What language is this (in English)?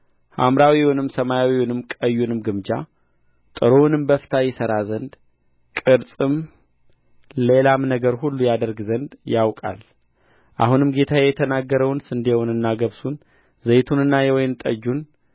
Amharic